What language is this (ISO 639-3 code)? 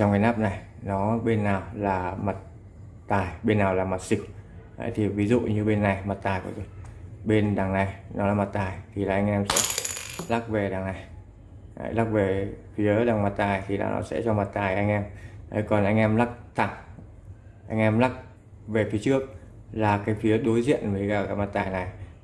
vie